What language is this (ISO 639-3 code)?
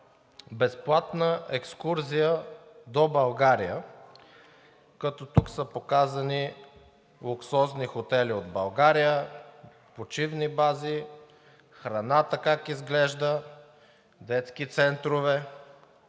bul